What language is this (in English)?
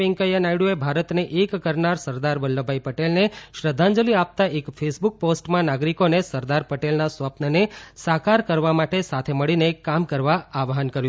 Gujarati